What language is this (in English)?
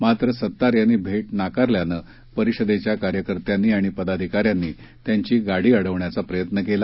Marathi